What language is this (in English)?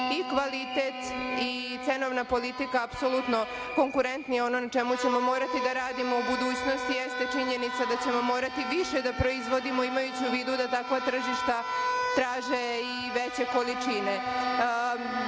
Serbian